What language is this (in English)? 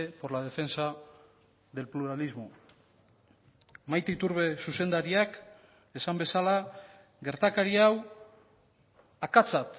Basque